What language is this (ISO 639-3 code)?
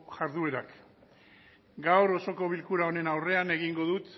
eus